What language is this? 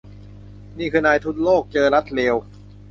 Thai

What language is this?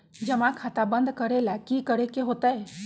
Magahi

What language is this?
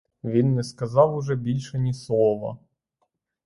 Ukrainian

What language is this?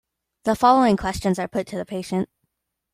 English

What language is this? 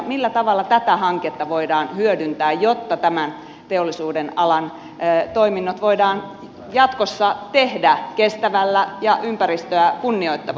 Finnish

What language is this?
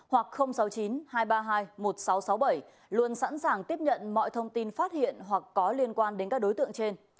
Vietnamese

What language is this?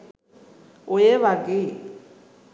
Sinhala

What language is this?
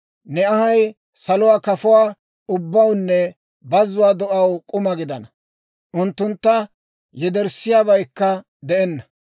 Dawro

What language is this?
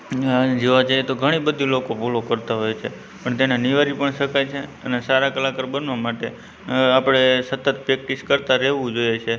Gujarati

